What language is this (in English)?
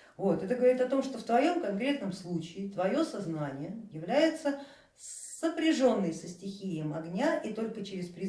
Russian